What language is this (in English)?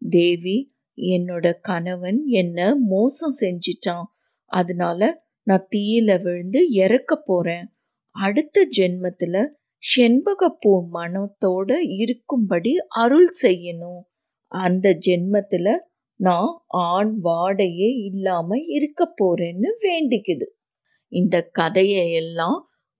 Tamil